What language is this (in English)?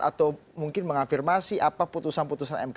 Indonesian